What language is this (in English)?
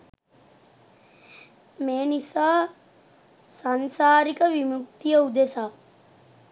Sinhala